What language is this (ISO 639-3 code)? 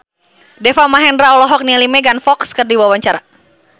sun